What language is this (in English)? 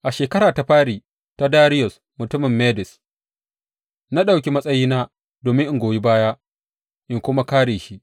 Hausa